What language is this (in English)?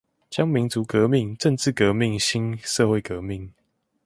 Chinese